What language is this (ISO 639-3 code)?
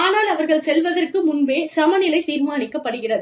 tam